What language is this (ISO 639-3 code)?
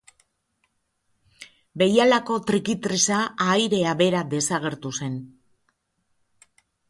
eus